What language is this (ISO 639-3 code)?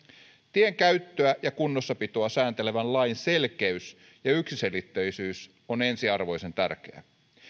fin